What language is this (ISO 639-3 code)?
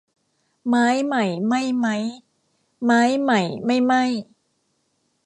tha